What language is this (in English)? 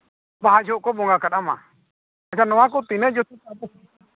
Santali